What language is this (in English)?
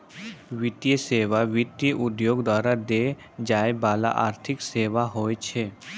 Maithili